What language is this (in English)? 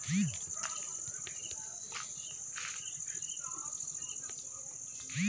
Kannada